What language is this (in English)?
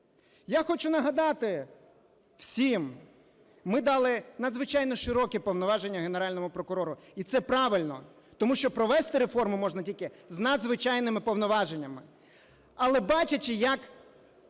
Ukrainian